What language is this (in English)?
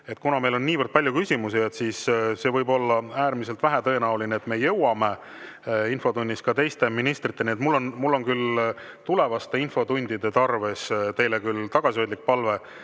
Estonian